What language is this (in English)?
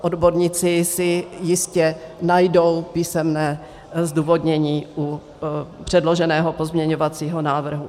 Czech